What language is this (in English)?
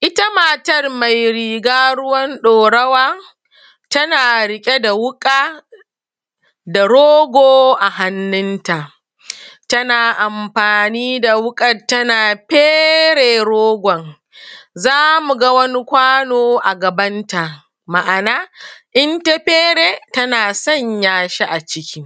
Hausa